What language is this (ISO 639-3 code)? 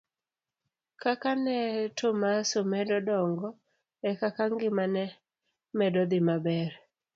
luo